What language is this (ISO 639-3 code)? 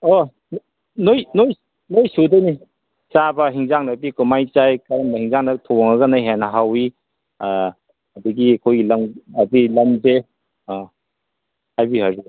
mni